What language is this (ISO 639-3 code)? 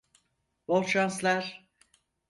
tur